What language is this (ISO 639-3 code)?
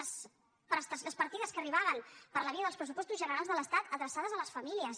cat